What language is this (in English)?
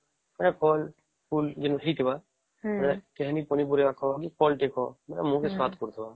Odia